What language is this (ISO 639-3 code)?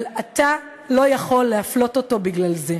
heb